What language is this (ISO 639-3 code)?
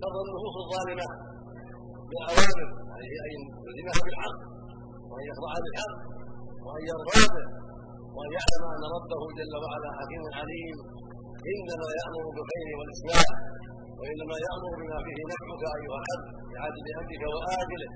ara